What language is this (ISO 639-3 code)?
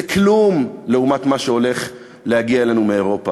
heb